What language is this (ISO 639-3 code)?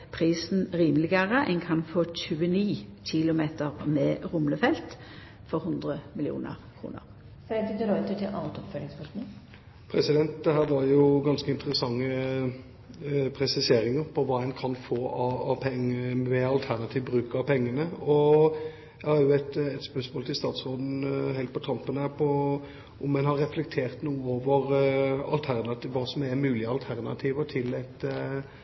nor